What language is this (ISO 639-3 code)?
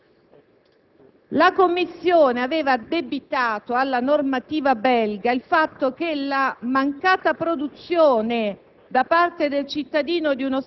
ita